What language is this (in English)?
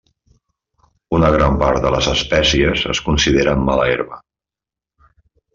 Catalan